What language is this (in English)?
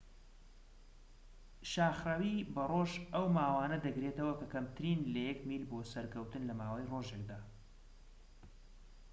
Central Kurdish